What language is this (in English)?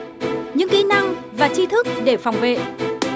Vietnamese